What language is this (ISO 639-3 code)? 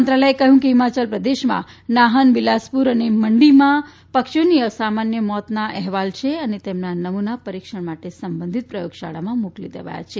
guj